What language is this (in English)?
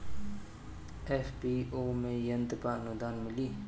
Bhojpuri